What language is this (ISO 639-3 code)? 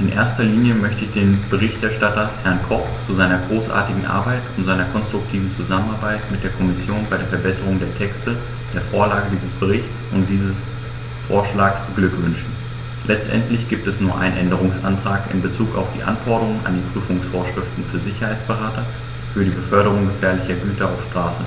deu